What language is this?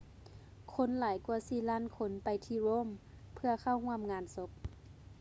Lao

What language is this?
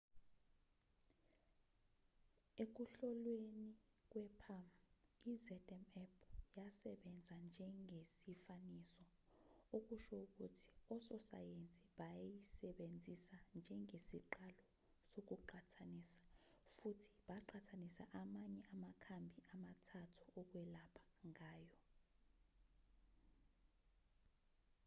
Zulu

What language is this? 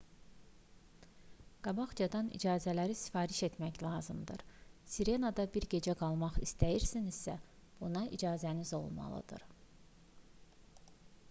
Azerbaijani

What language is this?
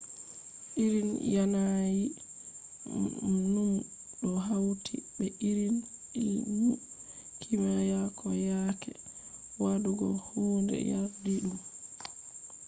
Fula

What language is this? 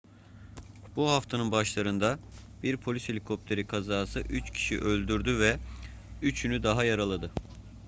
Turkish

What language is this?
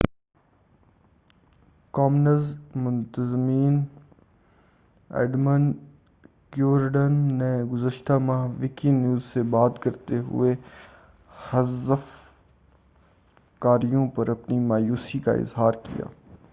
Urdu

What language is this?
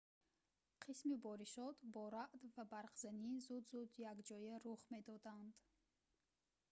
Tajik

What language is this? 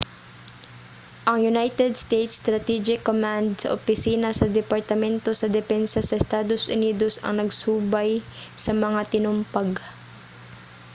Cebuano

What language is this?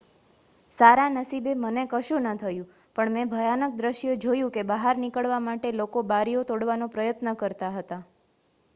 Gujarati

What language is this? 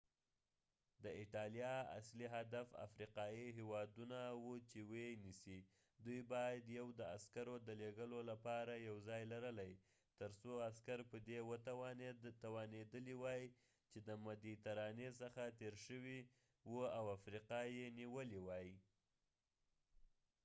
Pashto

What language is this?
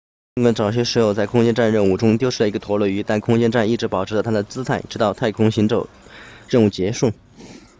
Chinese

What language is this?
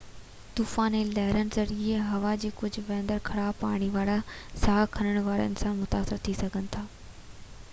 Sindhi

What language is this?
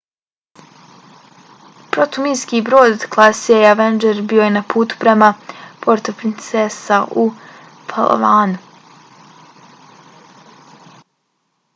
Bosnian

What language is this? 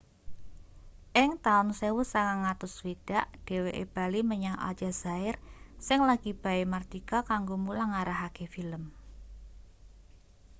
Javanese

